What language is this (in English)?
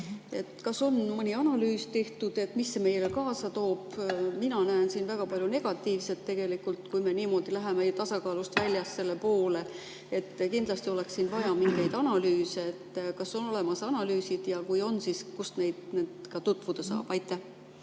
Estonian